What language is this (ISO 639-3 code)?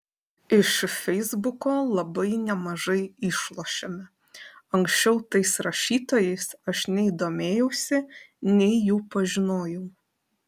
lit